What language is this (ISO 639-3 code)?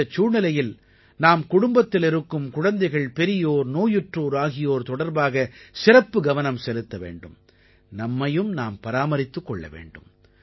tam